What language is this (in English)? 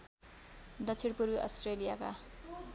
Nepali